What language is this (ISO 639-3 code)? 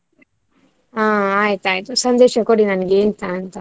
kan